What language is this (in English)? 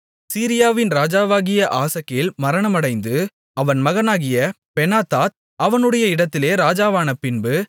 Tamil